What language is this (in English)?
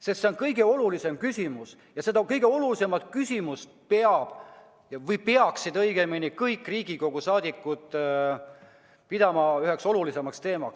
Estonian